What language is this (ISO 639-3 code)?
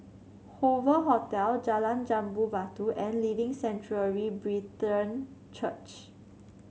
eng